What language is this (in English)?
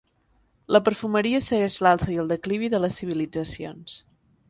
Catalan